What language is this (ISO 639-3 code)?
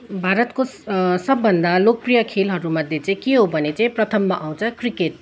nep